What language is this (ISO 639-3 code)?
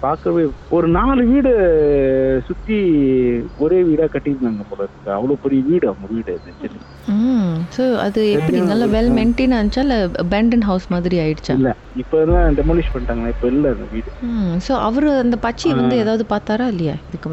tam